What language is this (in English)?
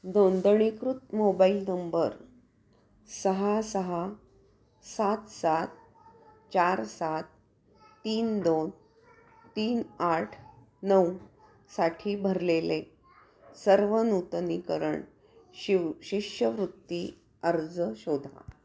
Marathi